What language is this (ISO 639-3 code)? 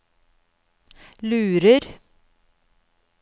nor